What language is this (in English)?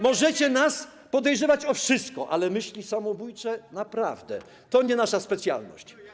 Polish